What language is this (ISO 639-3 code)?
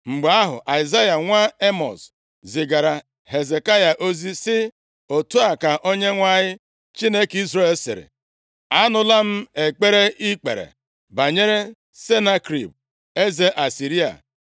ibo